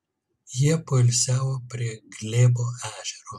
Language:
Lithuanian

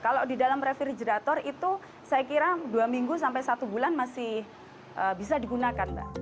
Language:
Indonesian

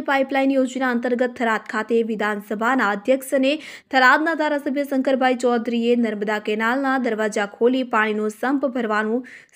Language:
Gujarati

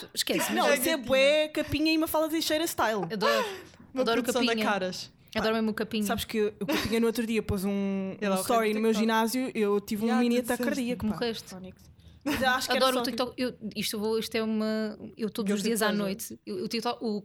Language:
Portuguese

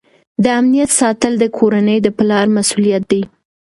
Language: Pashto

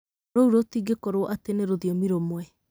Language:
Kikuyu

